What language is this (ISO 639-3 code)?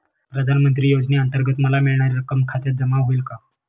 mar